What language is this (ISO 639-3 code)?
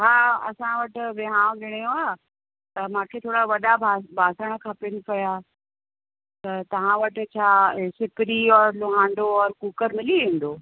snd